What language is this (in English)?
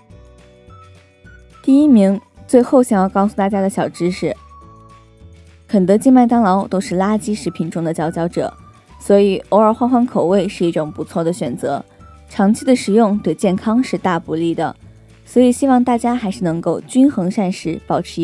Chinese